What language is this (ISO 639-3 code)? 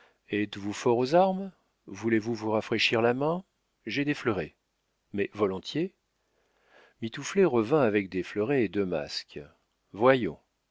fra